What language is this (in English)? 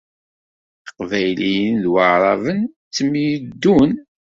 Kabyle